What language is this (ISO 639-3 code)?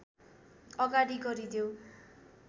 nep